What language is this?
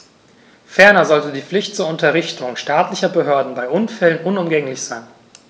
German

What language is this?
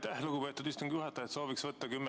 Estonian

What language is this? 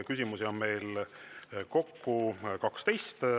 Estonian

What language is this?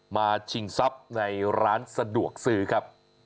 Thai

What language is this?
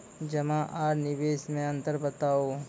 Maithili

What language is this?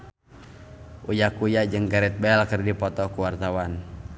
Sundanese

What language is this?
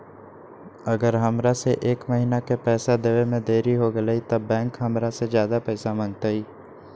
Magahi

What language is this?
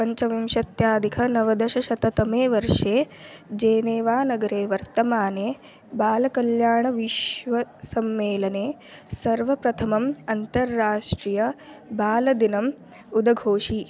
Sanskrit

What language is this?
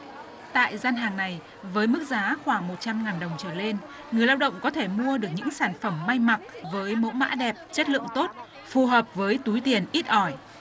Vietnamese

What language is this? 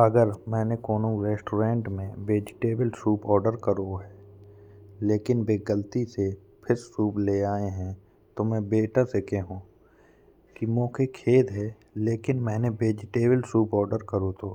Bundeli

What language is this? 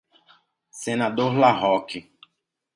Portuguese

